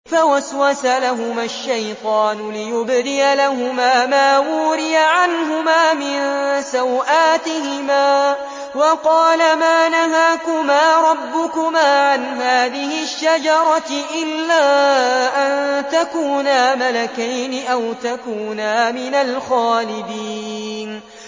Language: Arabic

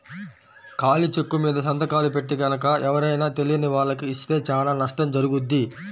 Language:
Telugu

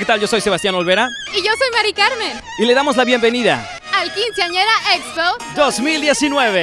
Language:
Spanish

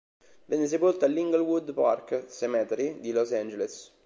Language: Italian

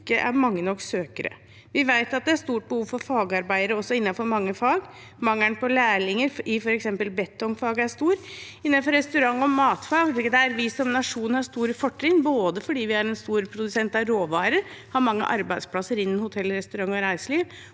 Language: Norwegian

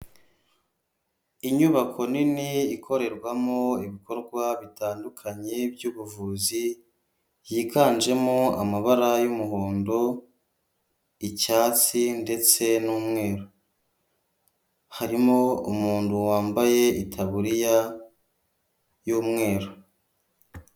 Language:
Kinyarwanda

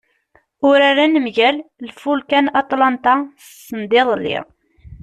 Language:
Kabyle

